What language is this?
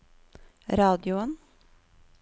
Norwegian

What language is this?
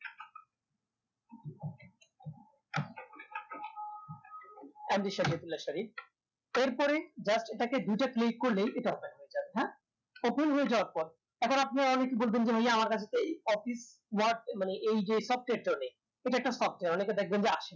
Bangla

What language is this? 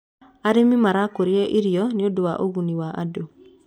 Kikuyu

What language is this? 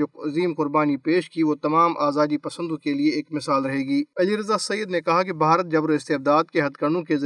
Urdu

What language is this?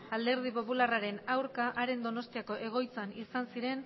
Basque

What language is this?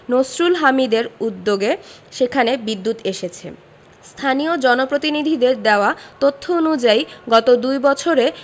Bangla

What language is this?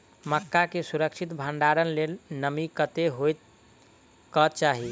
Maithili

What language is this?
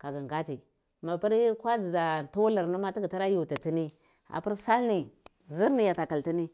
Cibak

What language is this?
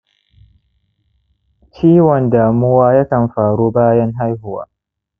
Hausa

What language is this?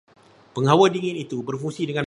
Malay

